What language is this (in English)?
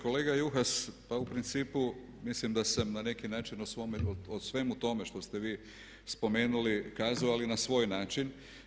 Croatian